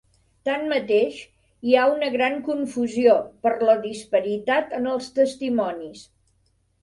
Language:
Catalan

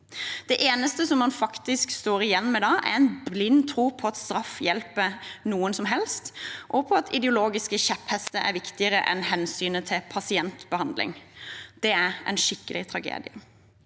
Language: Norwegian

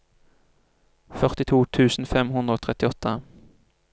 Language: Norwegian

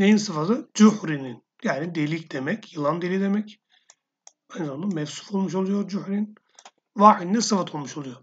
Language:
Turkish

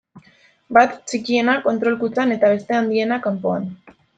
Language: Basque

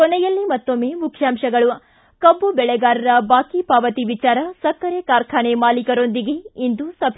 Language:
Kannada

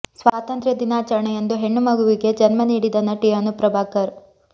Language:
Kannada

